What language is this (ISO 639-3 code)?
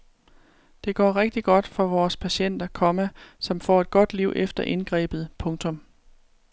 dan